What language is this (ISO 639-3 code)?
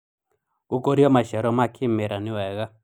kik